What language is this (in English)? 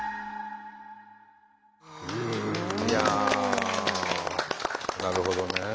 Japanese